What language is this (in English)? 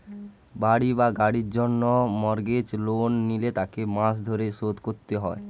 Bangla